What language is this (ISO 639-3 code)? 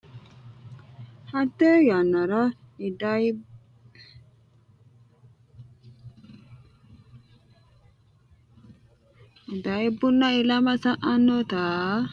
sid